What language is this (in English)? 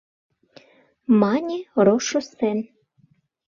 Mari